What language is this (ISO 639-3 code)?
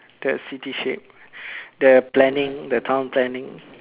eng